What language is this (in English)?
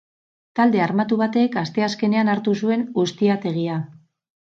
Basque